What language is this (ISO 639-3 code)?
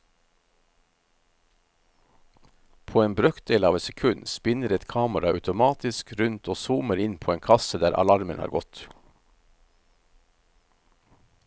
nor